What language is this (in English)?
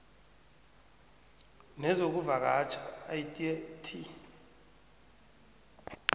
South Ndebele